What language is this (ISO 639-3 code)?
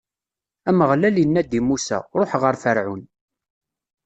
kab